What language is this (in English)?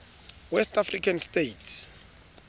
Southern Sotho